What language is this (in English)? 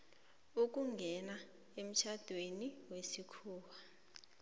South Ndebele